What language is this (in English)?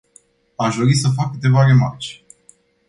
Romanian